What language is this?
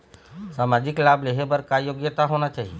Chhattisgarhi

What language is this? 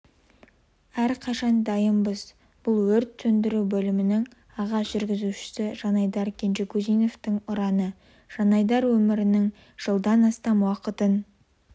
Kazakh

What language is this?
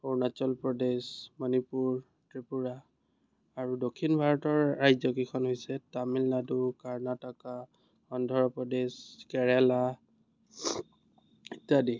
Assamese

